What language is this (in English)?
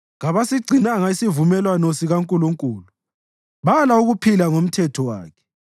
North Ndebele